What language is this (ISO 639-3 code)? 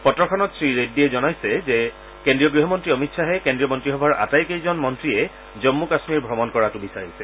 asm